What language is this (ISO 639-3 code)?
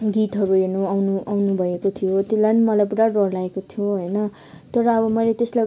nep